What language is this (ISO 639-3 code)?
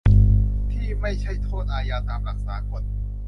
tha